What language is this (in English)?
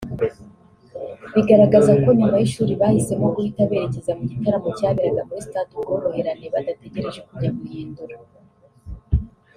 Kinyarwanda